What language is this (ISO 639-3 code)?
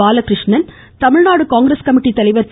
tam